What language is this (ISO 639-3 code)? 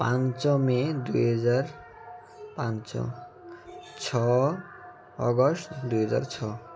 ori